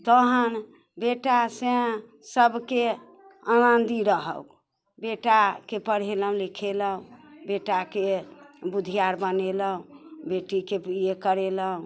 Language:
Maithili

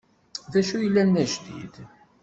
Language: Kabyle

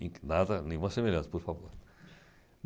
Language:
Portuguese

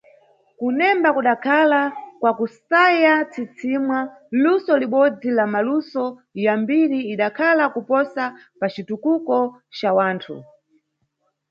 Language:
Nyungwe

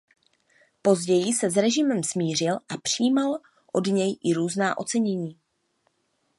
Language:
Czech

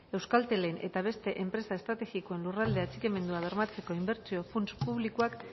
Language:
Basque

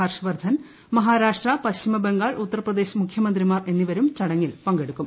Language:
Malayalam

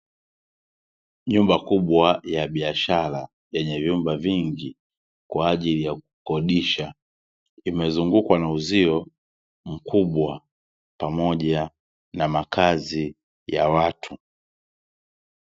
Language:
Swahili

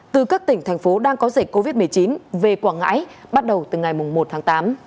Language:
Vietnamese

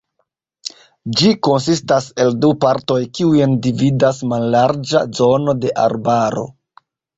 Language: Esperanto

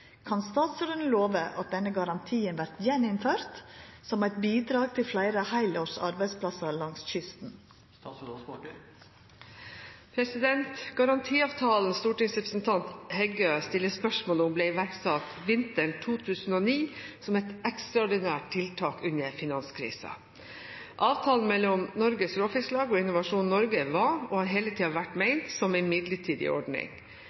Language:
Norwegian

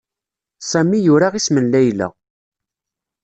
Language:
Kabyle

